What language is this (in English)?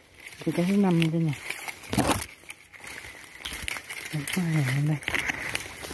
Vietnamese